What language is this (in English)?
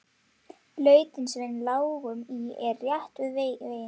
Icelandic